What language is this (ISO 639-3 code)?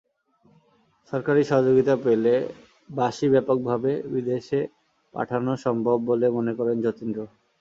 ben